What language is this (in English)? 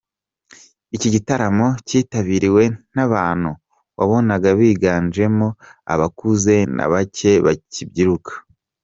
Kinyarwanda